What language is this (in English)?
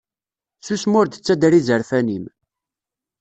Kabyle